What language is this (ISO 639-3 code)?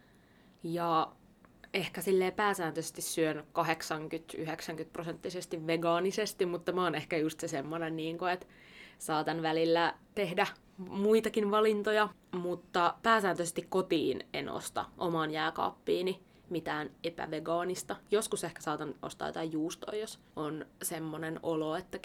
fin